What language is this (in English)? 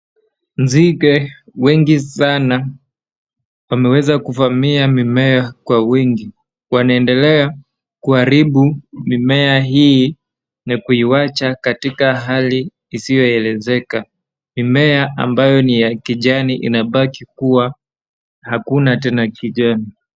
Swahili